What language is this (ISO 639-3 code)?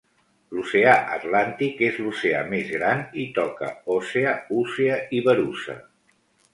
cat